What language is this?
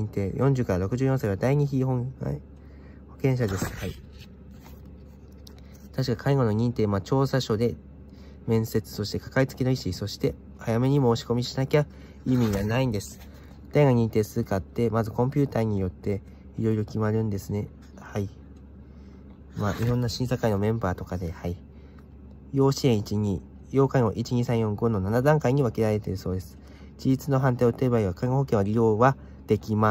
Japanese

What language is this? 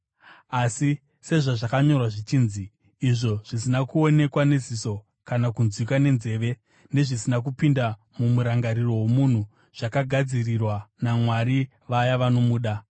Shona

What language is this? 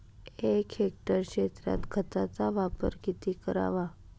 Marathi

